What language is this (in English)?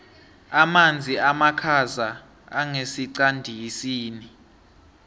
South Ndebele